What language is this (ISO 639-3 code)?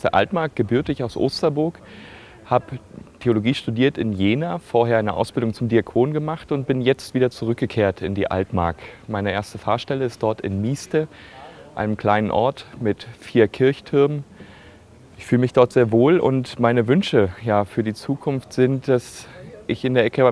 deu